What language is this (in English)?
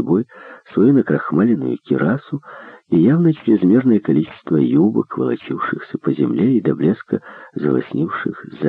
Russian